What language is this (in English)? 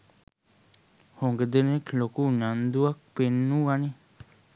Sinhala